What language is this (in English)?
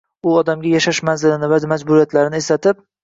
Uzbek